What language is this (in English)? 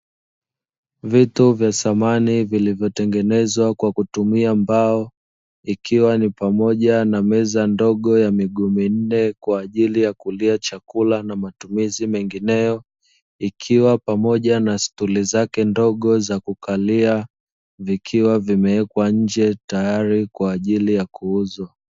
Swahili